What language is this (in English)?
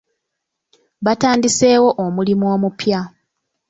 Ganda